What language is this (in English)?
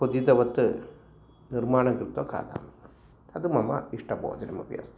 Sanskrit